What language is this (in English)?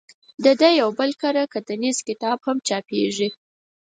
Pashto